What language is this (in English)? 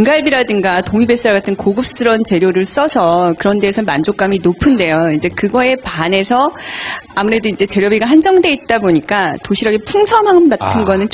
Korean